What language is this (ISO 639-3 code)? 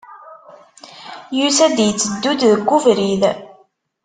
kab